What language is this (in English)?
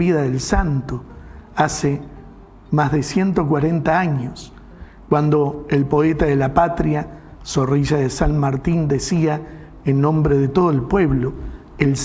Spanish